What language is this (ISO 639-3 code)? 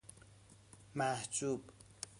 fas